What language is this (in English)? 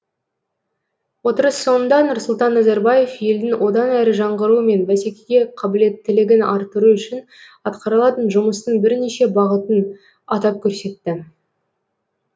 Kazakh